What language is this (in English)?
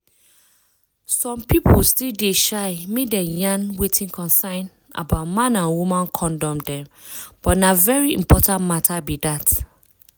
Nigerian Pidgin